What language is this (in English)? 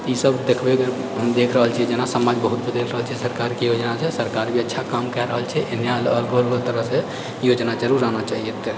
Maithili